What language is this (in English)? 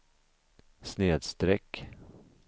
Swedish